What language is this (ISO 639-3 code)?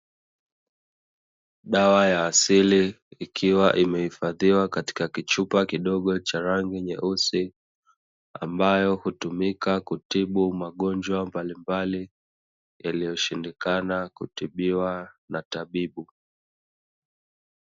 swa